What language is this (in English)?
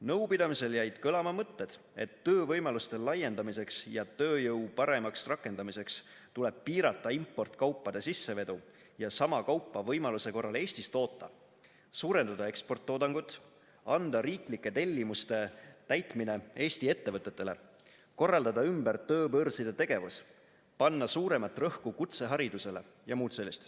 Estonian